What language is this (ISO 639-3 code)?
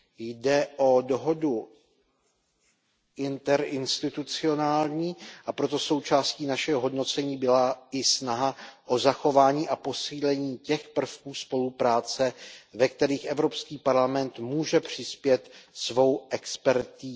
ces